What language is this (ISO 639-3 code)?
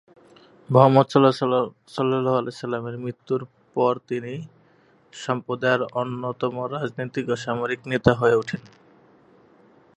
ben